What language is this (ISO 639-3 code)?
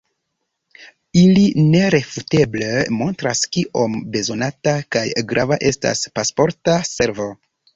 epo